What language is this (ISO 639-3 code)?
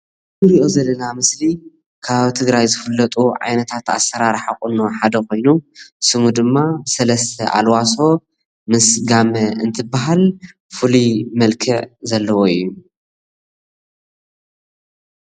tir